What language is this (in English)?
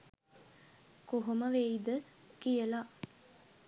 Sinhala